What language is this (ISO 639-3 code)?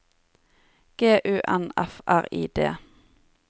nor